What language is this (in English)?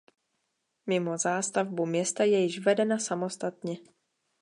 Czech